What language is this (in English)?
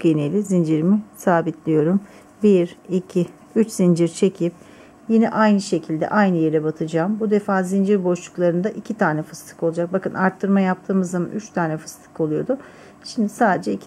Turkish